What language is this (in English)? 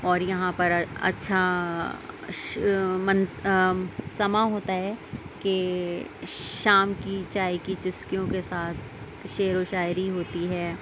Urdu